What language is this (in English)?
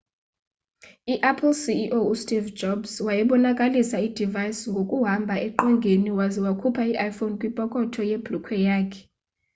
Xhosa